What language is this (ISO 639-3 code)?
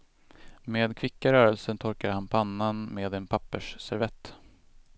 swe